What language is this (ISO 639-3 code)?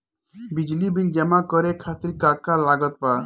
bho